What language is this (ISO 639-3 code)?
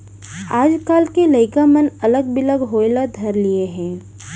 hne